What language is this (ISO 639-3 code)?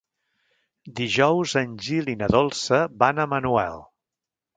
cat